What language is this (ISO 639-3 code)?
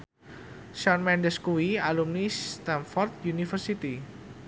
jav